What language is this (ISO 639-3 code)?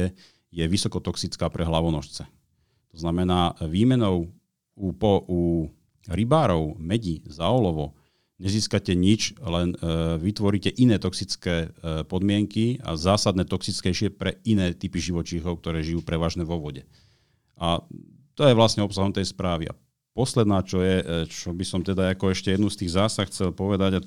slk